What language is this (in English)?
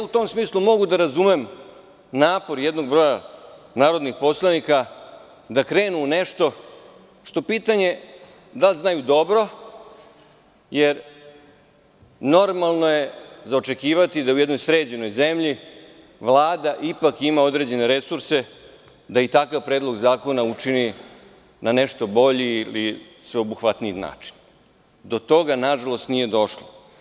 Serbian